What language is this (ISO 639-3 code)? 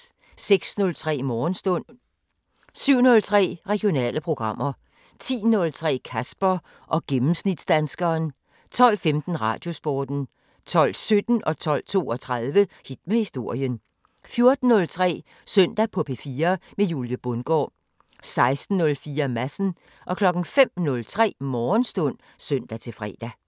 dan